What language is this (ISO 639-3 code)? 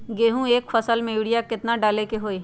mag